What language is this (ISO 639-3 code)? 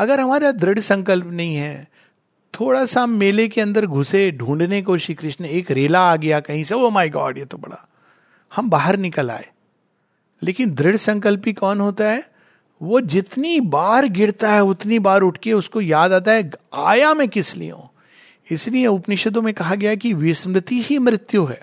hin